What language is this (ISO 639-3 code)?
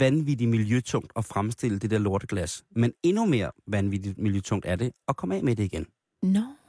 dan